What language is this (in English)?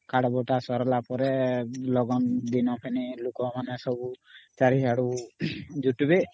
Odia